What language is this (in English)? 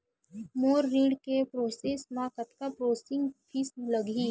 Chhattisgarhi